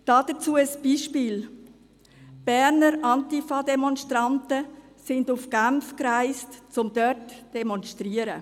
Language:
Swiss German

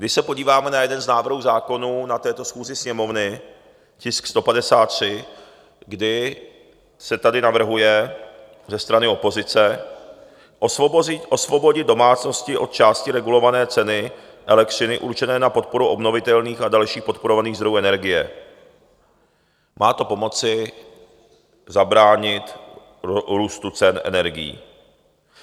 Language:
Czech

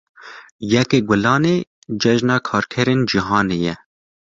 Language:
Kurdish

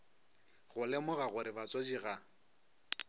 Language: Northern Sotho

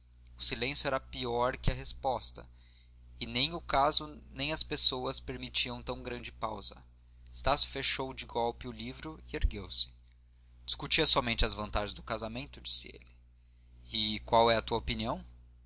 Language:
Portuguese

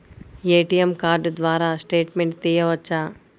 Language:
Telugu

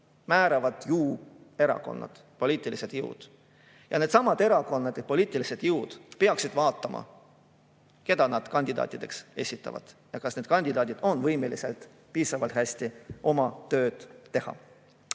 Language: Estonian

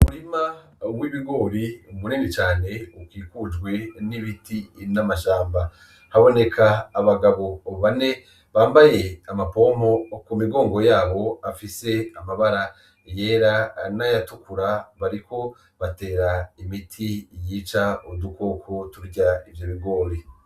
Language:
Rundi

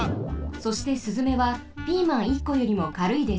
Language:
Japanese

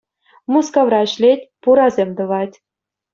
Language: Chuvash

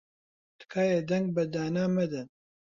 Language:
Central Kurdish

